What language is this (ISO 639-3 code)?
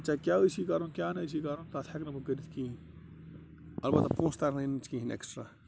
kas